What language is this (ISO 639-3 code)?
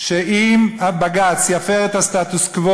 heb